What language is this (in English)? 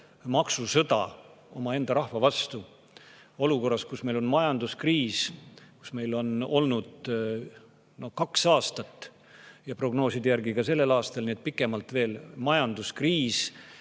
Estonian